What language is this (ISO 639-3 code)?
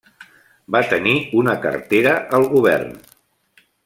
cat